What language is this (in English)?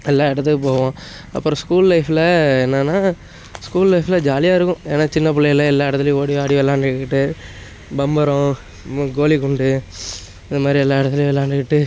Tamil